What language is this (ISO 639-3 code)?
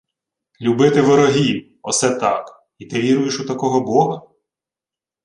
ukr